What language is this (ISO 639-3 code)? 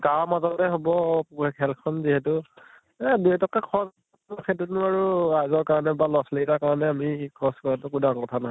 asm